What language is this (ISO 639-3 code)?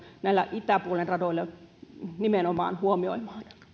fin